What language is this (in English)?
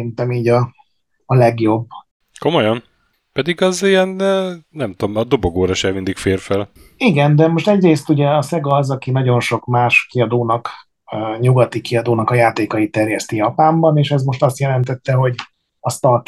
Hungarian